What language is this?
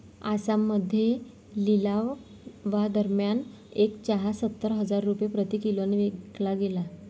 Marathi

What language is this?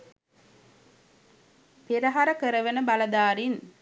Sinhala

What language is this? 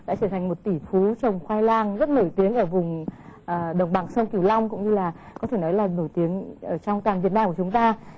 Vietnamese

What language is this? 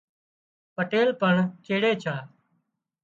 Wadiyara Koli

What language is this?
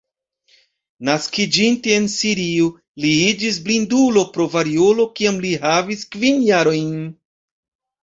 Esperanto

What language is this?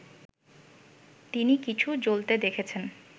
Bangla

